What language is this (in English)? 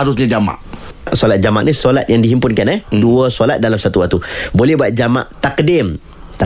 Malay